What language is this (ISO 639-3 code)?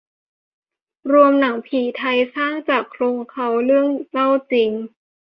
tha